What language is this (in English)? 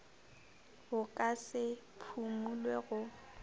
Northern Sotho